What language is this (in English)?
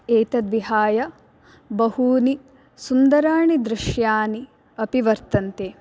Sanskrit